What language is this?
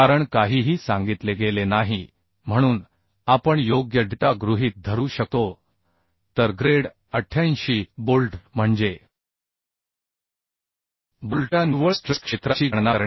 Marathi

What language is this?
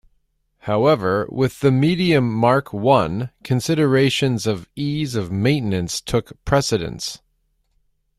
English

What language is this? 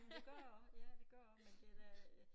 Danish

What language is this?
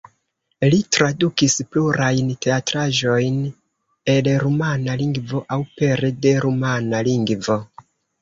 Esperanto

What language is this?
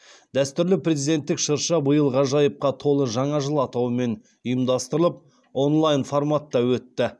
Kazakh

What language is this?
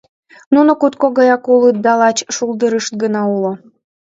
Mari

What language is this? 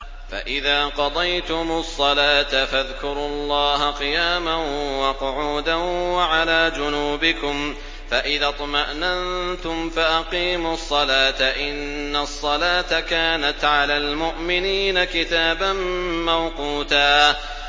Arabic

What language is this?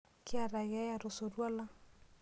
Masai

